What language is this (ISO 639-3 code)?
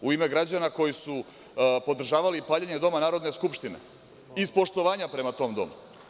srp